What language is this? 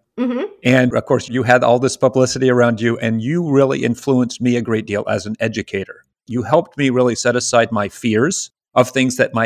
English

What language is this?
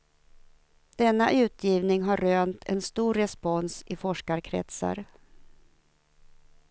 Swedish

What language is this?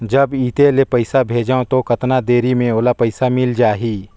Chhattisgarhi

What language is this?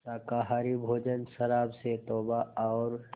Hindi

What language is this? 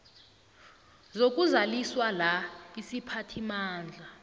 South Ndebele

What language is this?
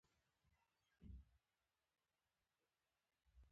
Pashto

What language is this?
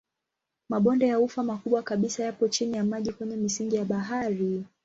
Swahili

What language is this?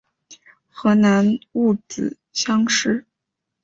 Chinese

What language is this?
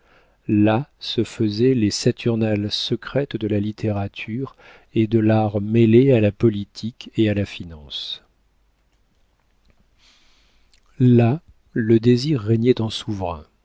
French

